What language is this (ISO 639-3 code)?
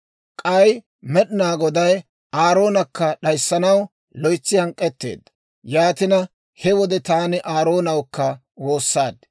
dwr